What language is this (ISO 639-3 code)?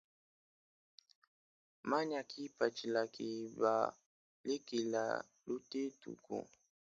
lua